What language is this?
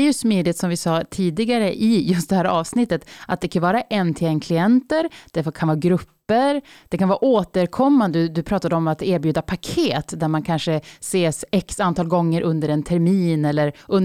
Swedish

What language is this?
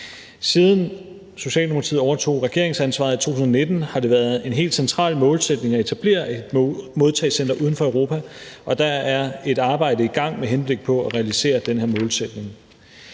Danish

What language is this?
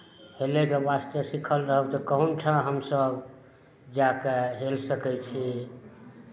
Maithili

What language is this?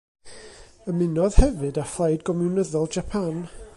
Welsh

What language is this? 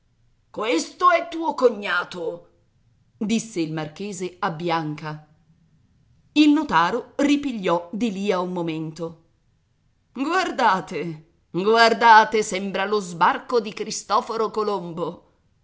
Italian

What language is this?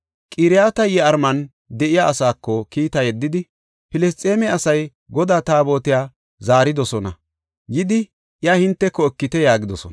Gofa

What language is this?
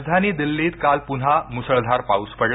Marathi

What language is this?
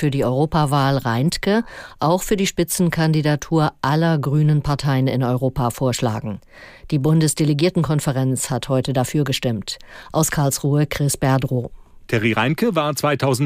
German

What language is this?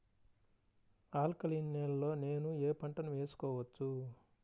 Telugu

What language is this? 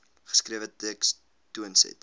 Afrikaans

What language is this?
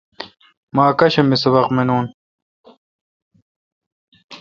Kalkoti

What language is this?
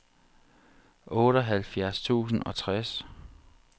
Danish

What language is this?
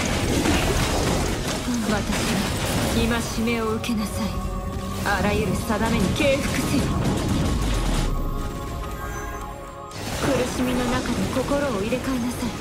Japanese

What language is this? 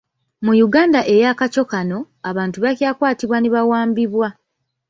Ganda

